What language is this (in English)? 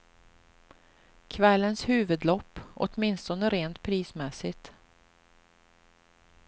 Swedish